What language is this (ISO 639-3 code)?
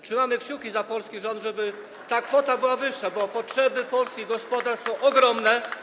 pol